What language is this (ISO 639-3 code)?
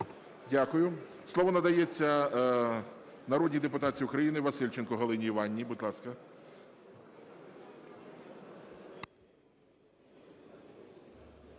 ukr